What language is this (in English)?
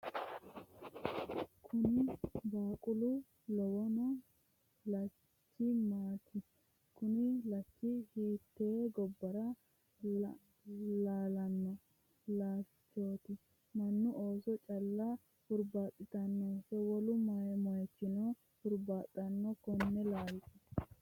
Sidamo